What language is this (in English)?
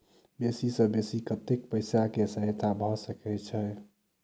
Maithili